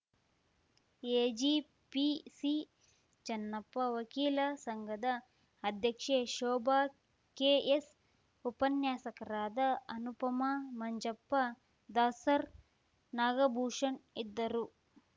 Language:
Kannada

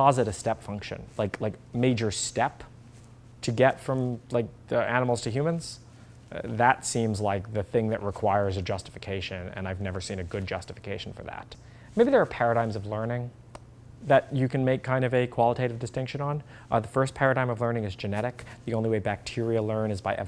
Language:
English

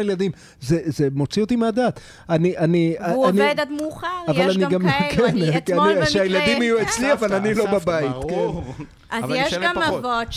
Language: Hebrew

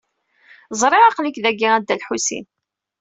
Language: Kabyle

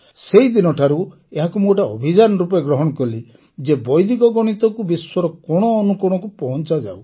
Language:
Odia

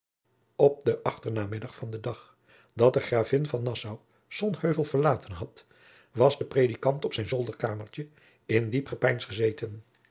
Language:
Dutch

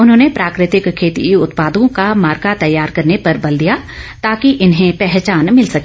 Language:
Hindi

